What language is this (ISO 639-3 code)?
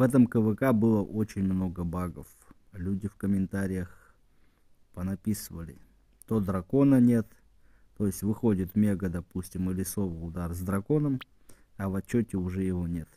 rus